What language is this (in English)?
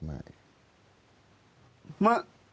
Thai